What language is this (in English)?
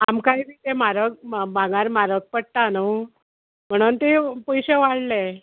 Konkani